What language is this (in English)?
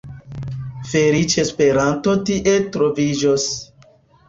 Esperanto